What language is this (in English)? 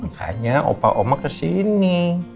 Indonesian